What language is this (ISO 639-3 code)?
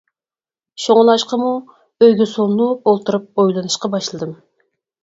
uig